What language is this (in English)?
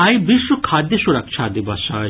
Maithili